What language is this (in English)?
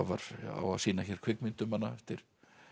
Icelandic